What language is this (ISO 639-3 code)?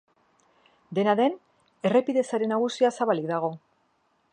eus